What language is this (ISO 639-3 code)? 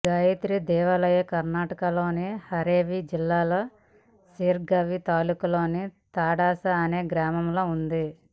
tel